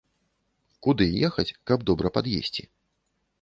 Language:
Belarusian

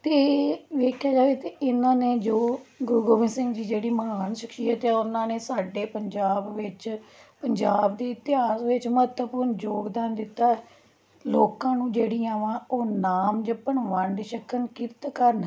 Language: Punjabi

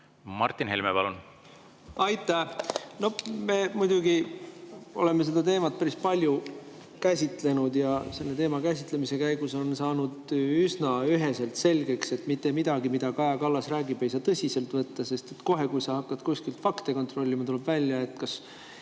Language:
Estonian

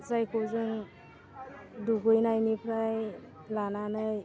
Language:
Bodo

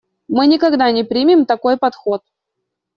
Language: Russian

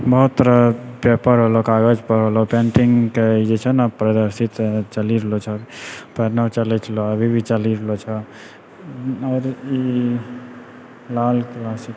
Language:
Maithili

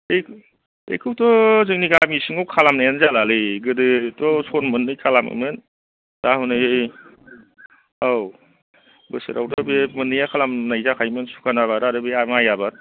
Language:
Bodo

